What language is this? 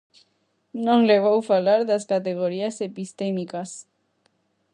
Galician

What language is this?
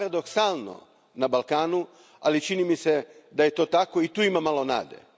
Croatian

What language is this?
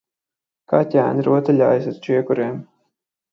Latvian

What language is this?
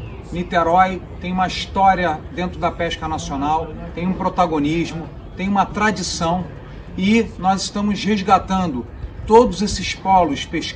Portuguese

